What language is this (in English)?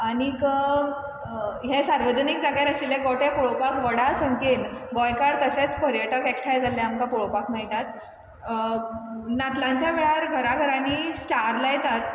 Konkani